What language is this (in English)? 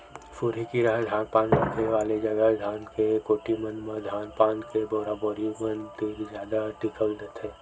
Chhattisgarhi